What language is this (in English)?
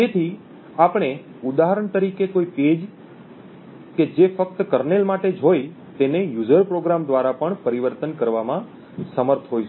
Gujarati